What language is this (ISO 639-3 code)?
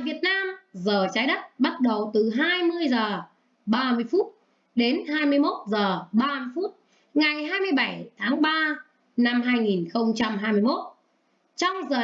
vie